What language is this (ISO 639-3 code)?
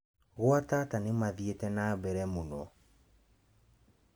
kik